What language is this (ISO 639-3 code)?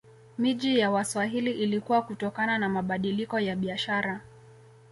swa